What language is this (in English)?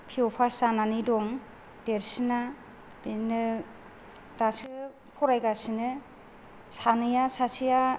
Bodo